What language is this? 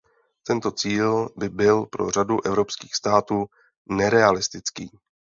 Czech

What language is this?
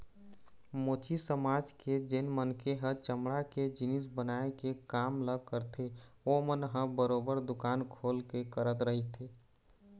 Chhattisgarhi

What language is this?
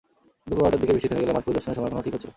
Bangla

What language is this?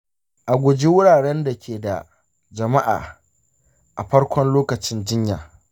Hausa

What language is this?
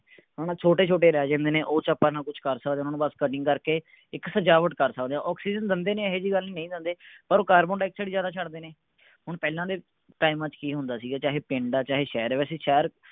Punjabi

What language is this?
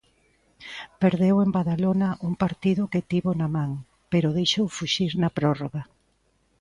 Galician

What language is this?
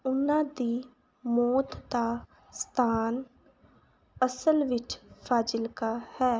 Punjabi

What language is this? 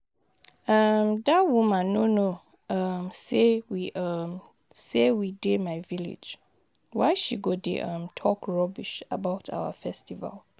Nigerian Pidgin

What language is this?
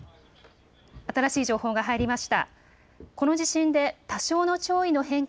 Japanese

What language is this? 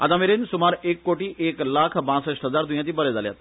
Konkani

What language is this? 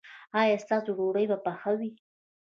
Pashto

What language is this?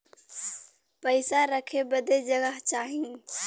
Bhojpuri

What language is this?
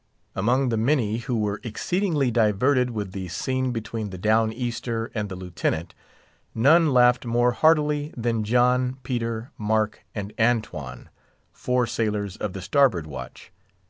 English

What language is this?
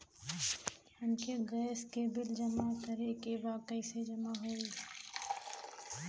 Bhojpuri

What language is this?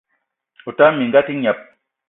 Eton (Cameroon)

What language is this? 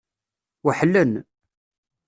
Kabyle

